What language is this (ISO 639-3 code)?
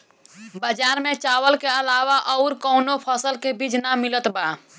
bho